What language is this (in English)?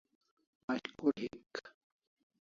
Kalasha